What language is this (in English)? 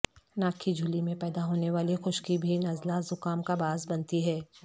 Urdu